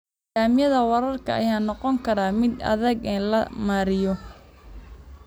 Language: Somali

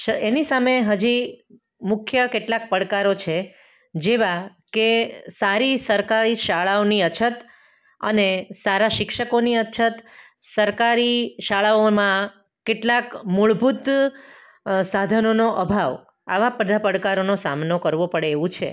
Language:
Gujarati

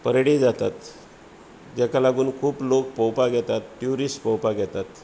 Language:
Konkani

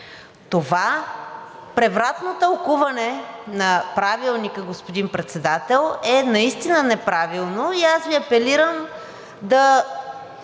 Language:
Bulgarian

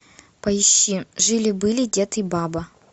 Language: Russian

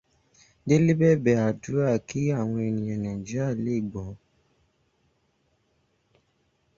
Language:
Yoruba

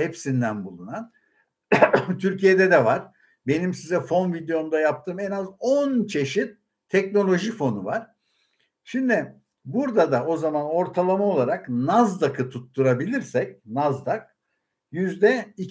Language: Turkish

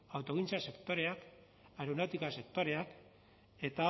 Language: Basque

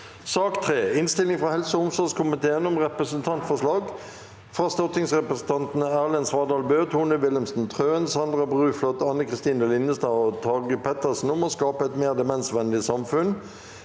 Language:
Norwegian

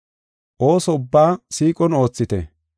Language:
Gofa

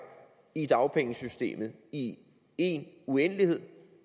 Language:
Danish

